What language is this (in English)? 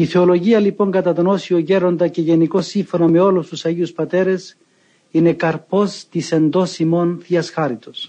Greek